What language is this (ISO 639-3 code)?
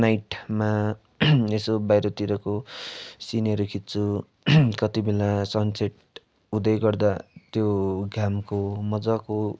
nep